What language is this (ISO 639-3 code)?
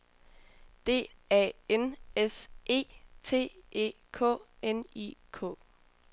dan